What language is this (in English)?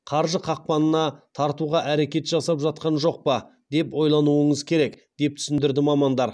Kazakh